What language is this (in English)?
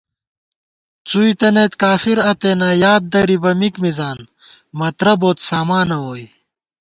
Gawar-Bati